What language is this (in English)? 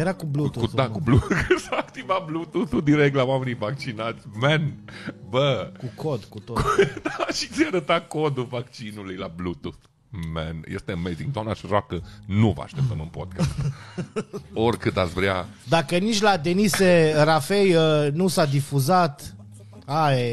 Romanian